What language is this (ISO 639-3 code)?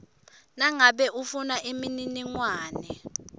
ssw